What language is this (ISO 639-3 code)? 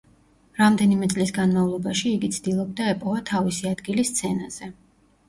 kat